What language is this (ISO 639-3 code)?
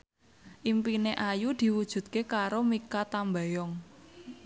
jav